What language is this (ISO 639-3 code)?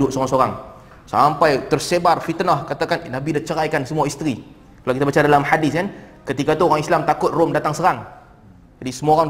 msa